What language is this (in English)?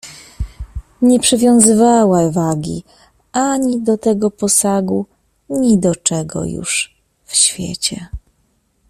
Polish